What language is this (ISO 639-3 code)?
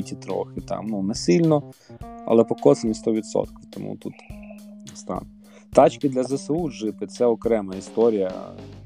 ukr